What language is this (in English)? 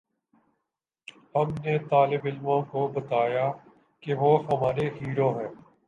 Urdu